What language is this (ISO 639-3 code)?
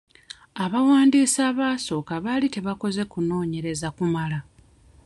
lug